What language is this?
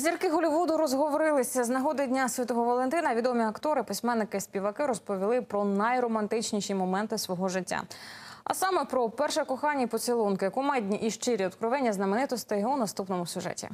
Ukrainian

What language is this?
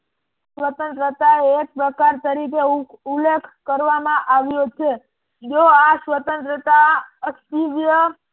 Gujarati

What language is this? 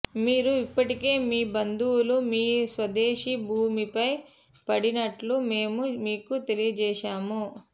Telugu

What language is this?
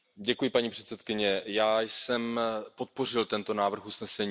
Czech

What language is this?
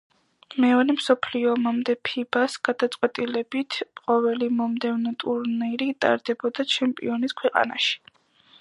Georgian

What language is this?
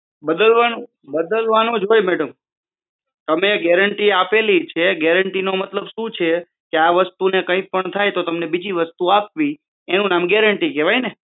Gujarati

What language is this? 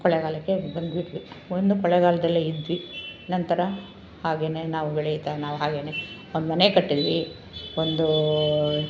Kannada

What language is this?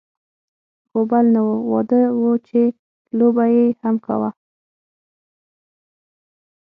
Pashto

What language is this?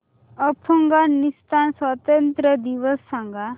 Marathi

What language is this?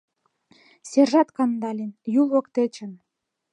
Mari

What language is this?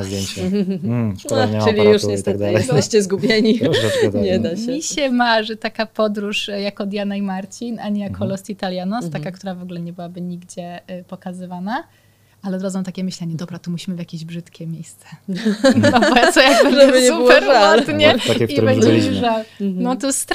Polish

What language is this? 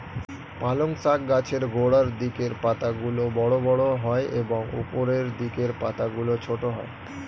Bangla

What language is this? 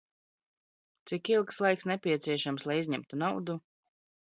Latvian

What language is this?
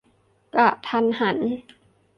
Thai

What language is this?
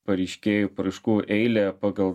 Lithuanian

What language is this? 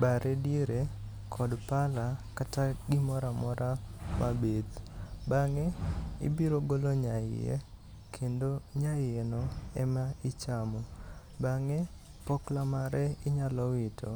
Luo (Kenya and Tanzania)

